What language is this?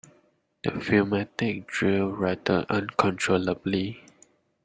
English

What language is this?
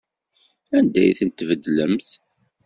Kabyle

